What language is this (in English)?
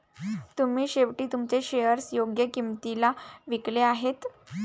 Marathi